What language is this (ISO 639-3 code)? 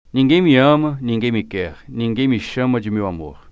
por